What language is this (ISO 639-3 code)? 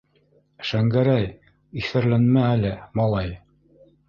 bak